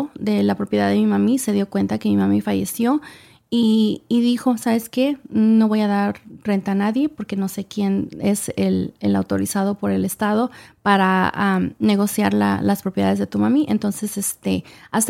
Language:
Spanish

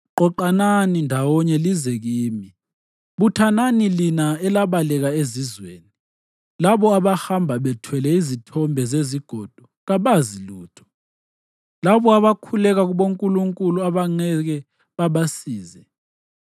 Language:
North Ndebele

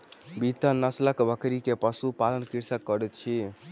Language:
Maithili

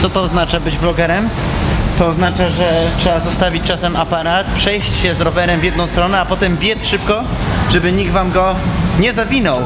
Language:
Polish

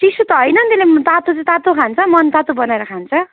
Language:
Nepali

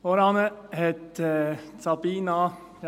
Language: Swiss German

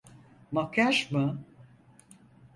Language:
Turkish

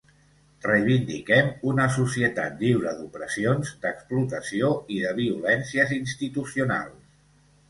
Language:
Catalan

